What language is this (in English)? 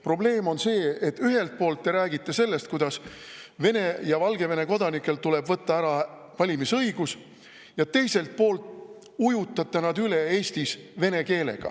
Estonian